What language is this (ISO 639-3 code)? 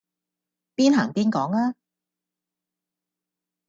yue